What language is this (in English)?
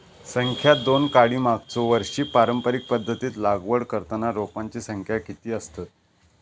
Marathi